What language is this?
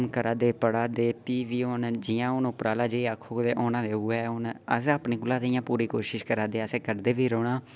Dogri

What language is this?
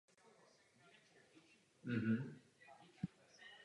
Czech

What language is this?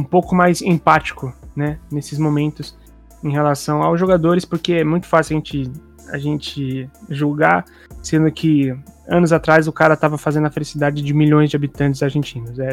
Portuguese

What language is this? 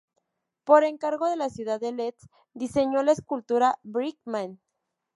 Spanish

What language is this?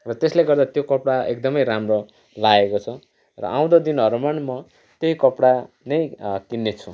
Nepali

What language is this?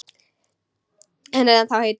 Icelandic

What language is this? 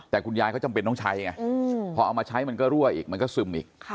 Thai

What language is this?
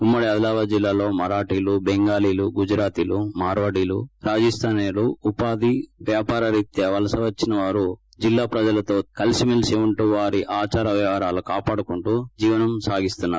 Telugu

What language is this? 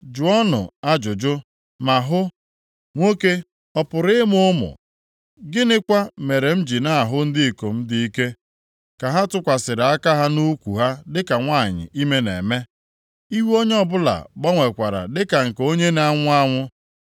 Igbo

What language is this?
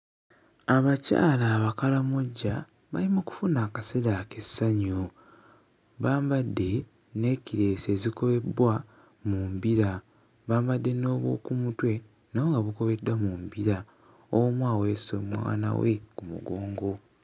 Ganda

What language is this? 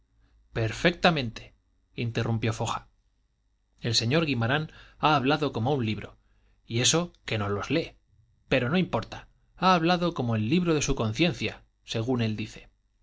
Spanish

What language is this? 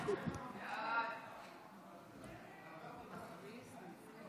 Hebrew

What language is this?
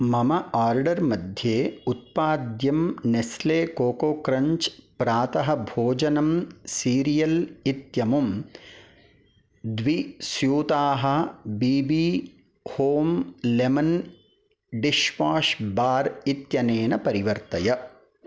Sanskrit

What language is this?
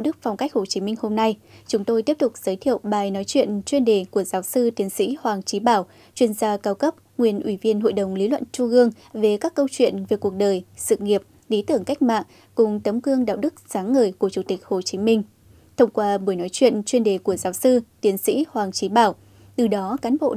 Vietnamese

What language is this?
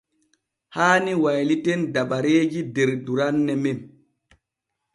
Borgu Fulfulde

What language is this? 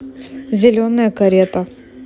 Russian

